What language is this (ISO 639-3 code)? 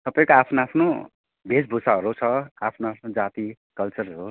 nep